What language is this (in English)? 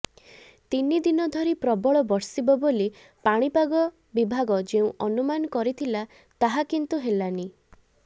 Odia